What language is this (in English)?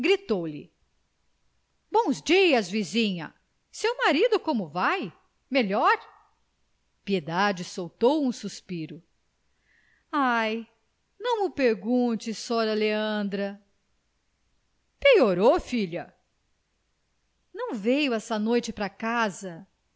Portuguese